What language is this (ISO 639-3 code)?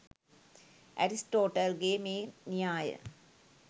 sin